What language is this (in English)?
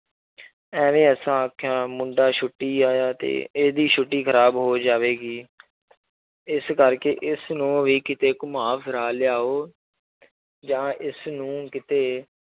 Punjabi